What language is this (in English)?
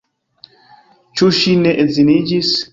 Esperanto